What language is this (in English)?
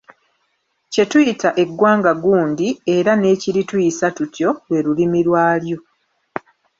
Ganda